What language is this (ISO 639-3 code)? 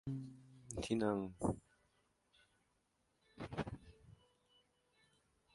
tha